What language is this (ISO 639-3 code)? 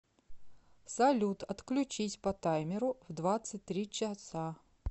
rus